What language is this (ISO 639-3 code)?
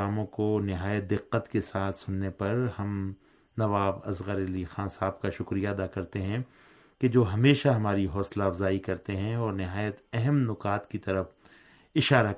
urd